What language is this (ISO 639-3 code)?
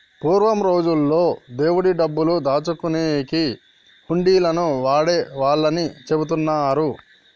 tel